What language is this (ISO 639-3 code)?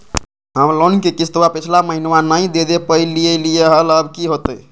mag